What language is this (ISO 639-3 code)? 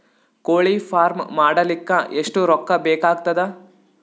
kan